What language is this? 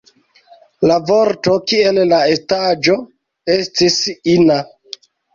Esperanto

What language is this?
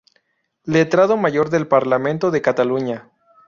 Spanish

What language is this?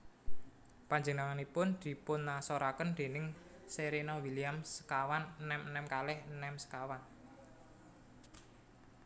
Javanese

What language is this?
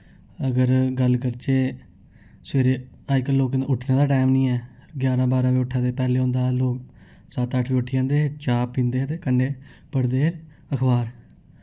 Dogri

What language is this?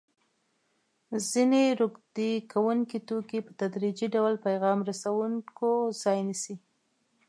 Pashto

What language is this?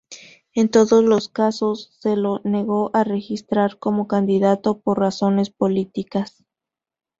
Spanish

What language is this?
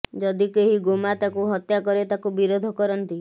Odia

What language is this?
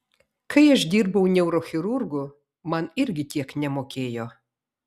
Lithuanian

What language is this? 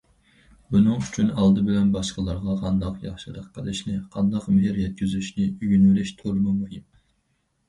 Uyghur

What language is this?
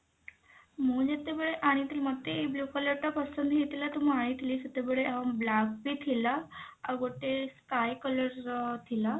Odia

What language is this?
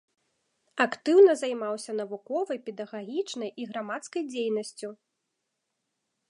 Belarusian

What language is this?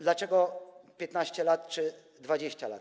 Polish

